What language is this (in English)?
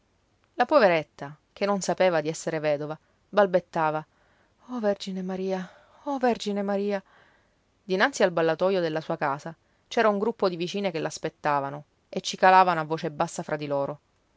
Italian